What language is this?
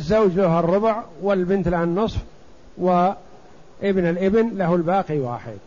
Arabic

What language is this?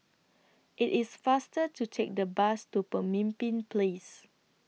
English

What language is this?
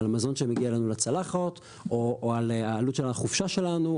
Hebrew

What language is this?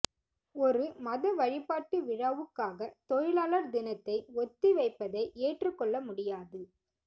Tamil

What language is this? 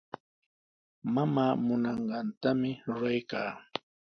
Sihuas Ancash Quechua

